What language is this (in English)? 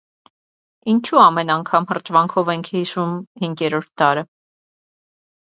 Armenian